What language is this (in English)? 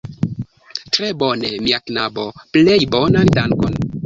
Esperanto